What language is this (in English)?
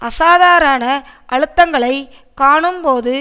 Tamil